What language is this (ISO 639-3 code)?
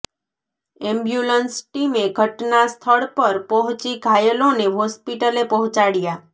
guj